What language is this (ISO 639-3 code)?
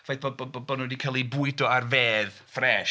cym